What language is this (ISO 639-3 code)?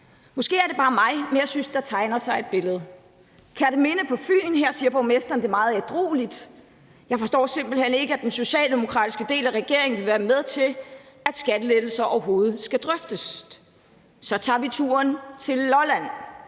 dan